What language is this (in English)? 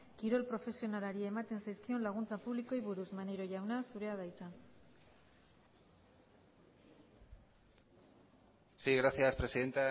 Basque